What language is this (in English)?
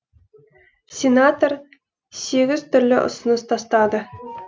Kazakh